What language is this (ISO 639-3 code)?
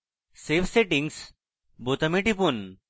ben